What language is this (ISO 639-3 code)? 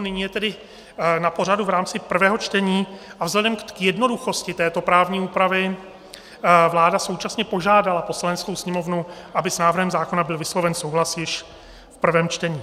ces